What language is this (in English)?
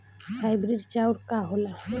Bhojpuri